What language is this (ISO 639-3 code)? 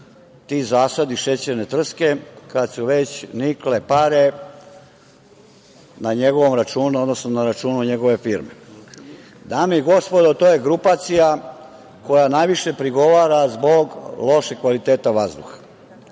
srp